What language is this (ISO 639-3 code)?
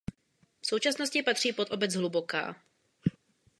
ces